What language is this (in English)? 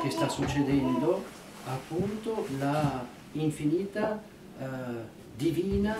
Italian